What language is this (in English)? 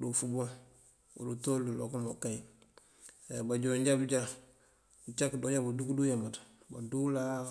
Mandjak